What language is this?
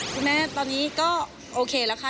Thai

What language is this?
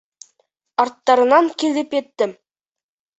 Bashkir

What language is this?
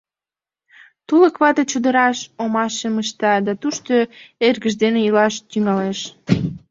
Mari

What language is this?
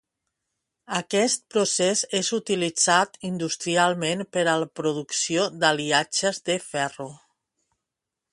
Catalan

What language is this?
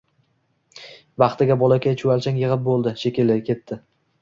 Uzbek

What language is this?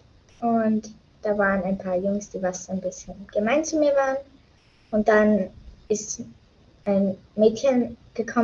German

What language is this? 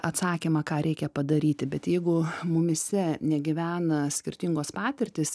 Lithuanian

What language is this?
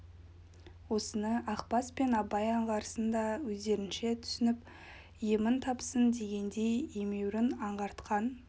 Kazakh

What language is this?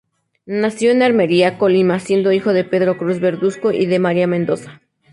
Spanish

